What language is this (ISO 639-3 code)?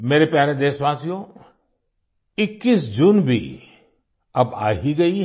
hin